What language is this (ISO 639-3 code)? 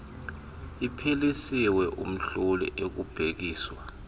xho